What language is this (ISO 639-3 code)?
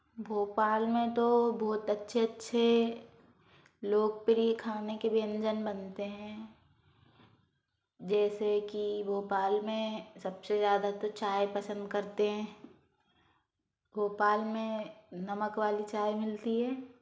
hin